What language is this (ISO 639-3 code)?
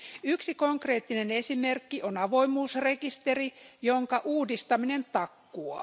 fin